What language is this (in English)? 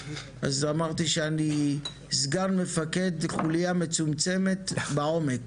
Hebrew